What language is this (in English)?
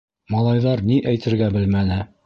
Bashkir